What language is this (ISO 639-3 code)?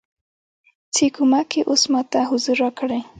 pus